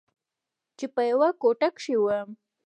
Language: Pashto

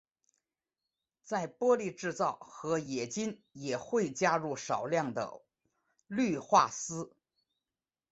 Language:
Chinese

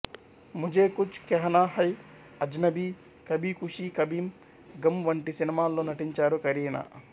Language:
Telugu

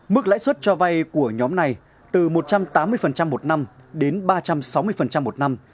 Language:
Vietnamese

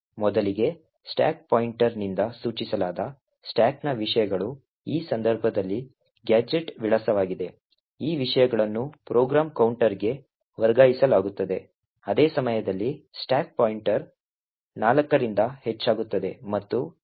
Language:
Kannada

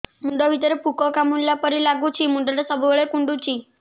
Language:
Odia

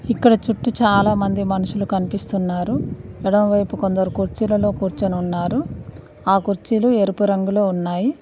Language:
Telugu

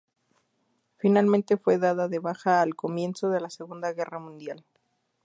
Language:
Spanish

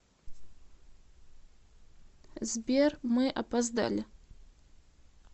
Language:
Russian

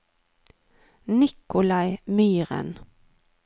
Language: Norwegian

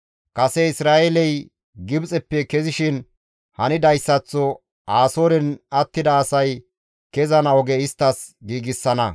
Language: Gamo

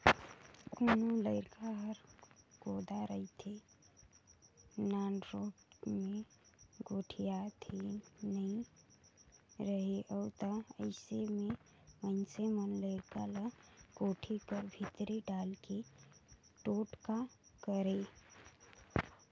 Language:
Chhattisgarhi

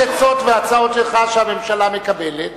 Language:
Hebrew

